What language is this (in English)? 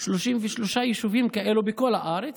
Hebrew